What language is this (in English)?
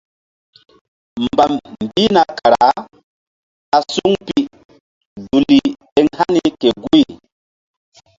Mbum